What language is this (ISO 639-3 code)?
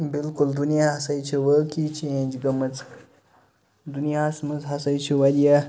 kas